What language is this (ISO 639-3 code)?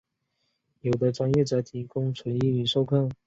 zho